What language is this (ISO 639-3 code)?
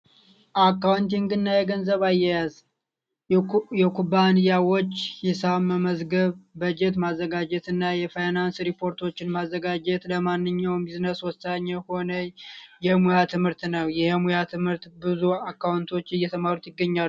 amh